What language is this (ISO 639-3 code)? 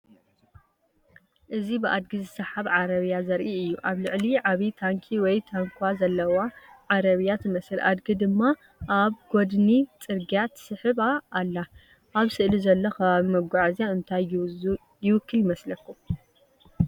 tir